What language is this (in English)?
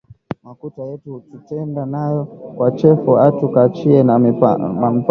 Swahili